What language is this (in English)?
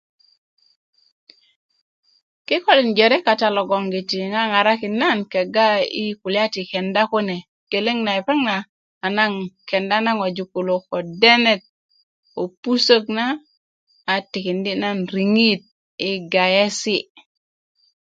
Kuku